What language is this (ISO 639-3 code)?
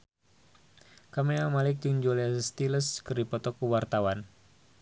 sun